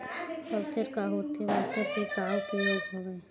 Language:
Chhattisgarhi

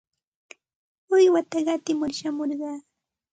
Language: Santa Ana de Tusi Pasco Quechua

